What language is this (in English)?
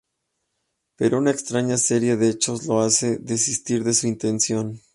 Spanish